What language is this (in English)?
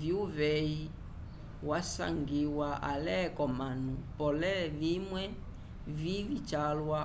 Umbundu